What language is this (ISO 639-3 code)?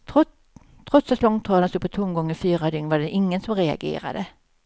swe